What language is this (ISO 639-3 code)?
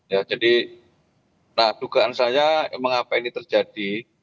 ind